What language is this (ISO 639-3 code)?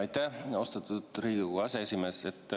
est